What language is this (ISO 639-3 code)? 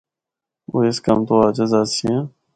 hno